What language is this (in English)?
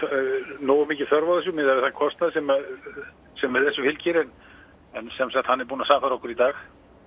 Icelandic